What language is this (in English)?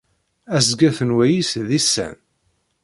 Kabyle